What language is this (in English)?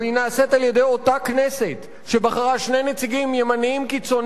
Hebrew